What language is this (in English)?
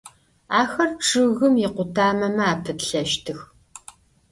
Adyghe